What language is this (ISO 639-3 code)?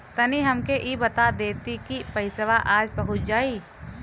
bho